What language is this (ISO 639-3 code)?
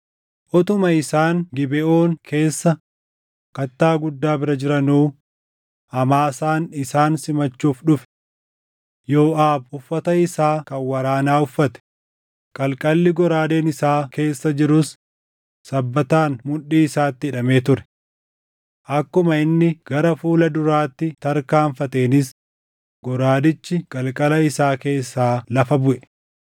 orm